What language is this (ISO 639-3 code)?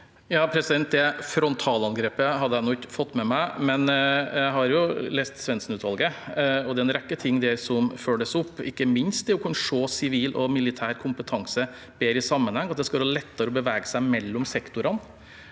nor